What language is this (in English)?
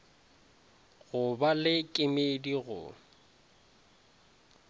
Northern Sotho